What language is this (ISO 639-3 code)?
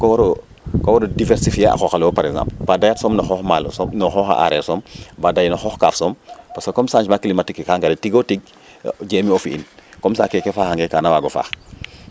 srr